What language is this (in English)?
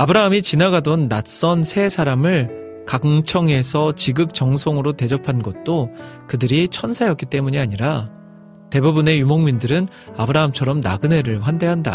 Korean